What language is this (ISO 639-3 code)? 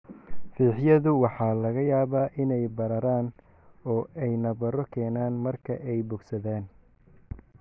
som